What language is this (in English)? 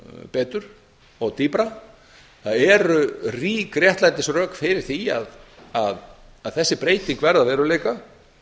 Icelandic